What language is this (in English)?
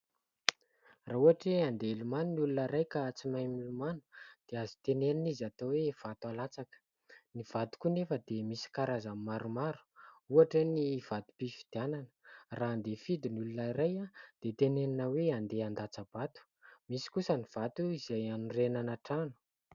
Malagasy